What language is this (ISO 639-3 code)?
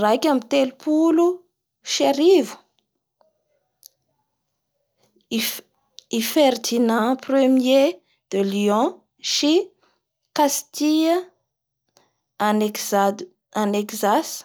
bhr